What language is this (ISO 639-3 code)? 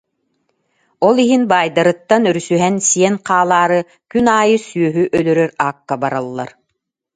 sah